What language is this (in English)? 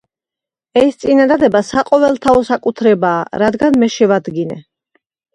Georgian